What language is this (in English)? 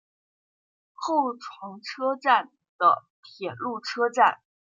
Chinese